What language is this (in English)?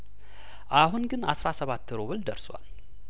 Amharic